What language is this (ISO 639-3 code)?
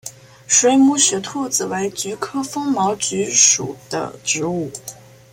zho